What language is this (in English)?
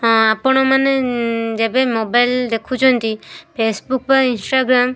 Odia